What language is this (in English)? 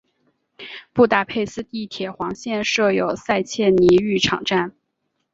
Chinese